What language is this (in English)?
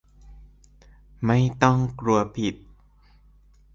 Thai